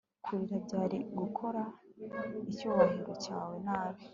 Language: Kinyarwanda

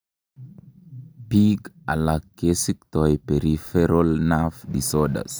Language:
Kalenjin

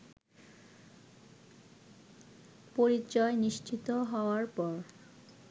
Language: Bangla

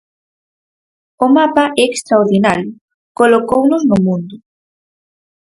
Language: Galician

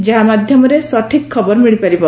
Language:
Odia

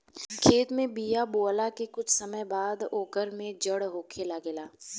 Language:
Bhojpuri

